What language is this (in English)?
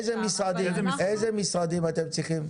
Hebrew